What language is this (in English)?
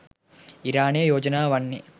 Sinhala